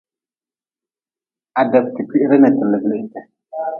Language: Nawdm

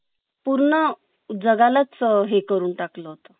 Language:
Marathi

